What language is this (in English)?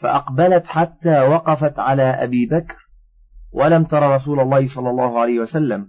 Arabic